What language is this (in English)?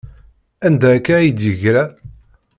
Kabyle